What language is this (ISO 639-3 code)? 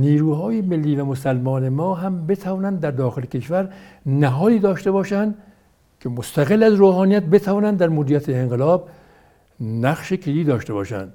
fas